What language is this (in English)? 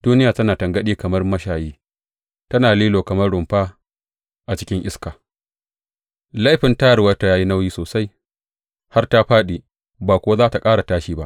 Hausa